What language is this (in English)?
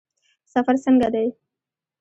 Pashto